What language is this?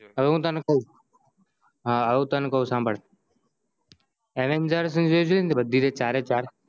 Gujarati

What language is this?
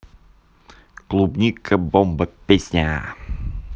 Russian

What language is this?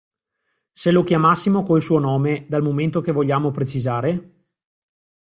Italian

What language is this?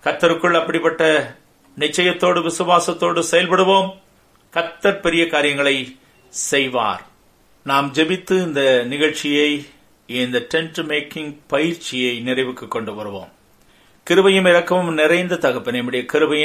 Tamil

